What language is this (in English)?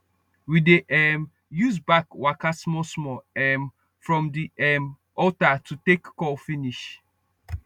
Nigerian Pidgin